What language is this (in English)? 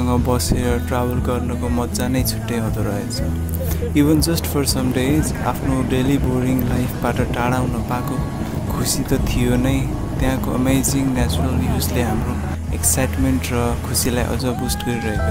English